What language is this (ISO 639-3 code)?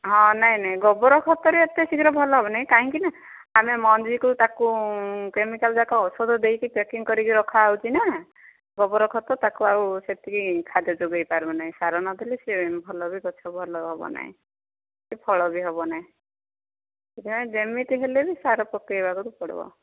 ori